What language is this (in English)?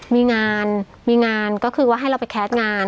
Thai